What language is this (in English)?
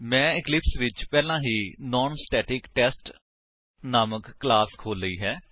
Punjabi